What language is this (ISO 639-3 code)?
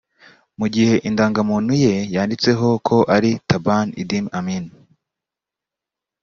kin